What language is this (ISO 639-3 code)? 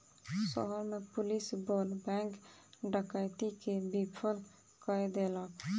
mai